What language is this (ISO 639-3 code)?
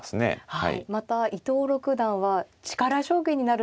jpn